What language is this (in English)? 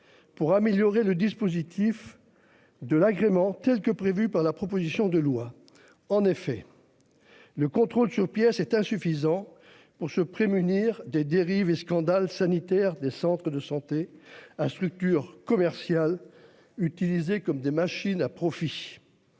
French